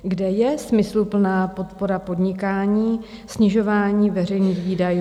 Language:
Czech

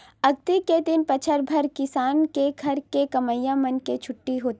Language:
Chhattisgarhi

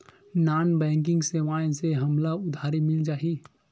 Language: Chhattisgarhi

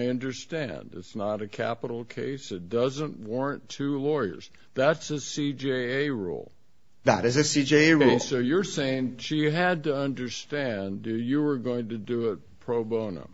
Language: English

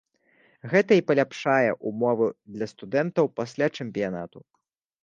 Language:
Belarusian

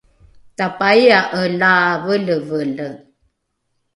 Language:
Rukai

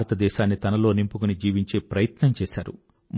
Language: Telugu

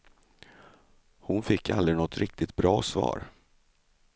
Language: Swedish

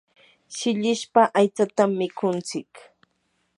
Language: Yanahuanca Pasco Quechua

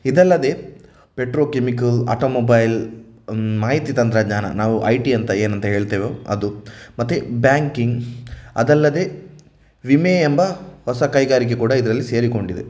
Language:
Kannada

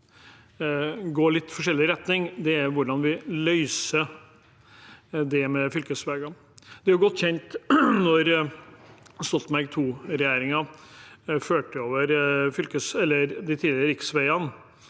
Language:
Norwegian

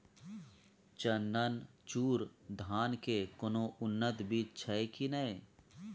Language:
Maithili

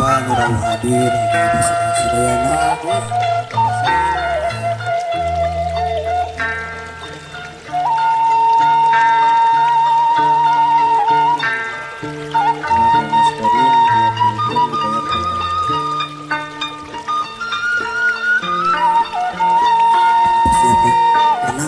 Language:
Indonesian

